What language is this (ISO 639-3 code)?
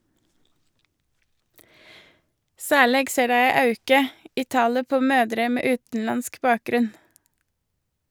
nor